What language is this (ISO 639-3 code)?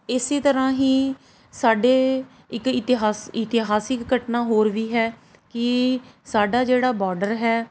pan